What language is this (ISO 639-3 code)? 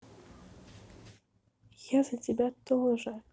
rus